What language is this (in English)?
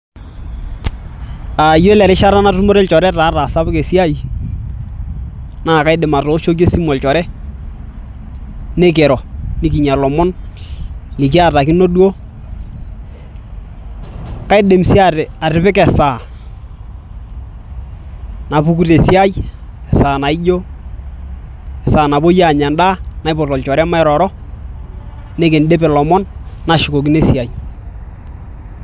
Masai